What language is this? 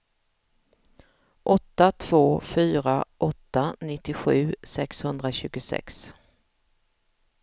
Swedish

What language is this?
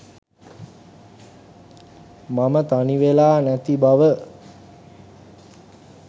Sinhala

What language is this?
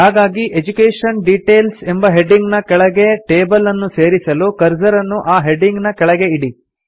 Kannada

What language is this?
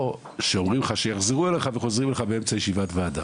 Hebrew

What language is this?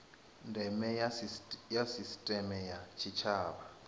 Venda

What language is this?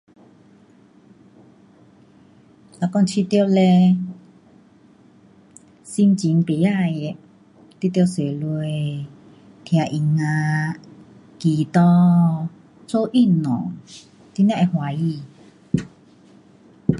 Pu-Xian Chinese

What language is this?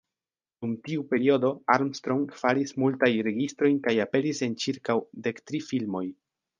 Esperanto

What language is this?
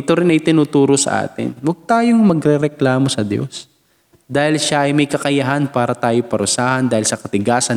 Filipino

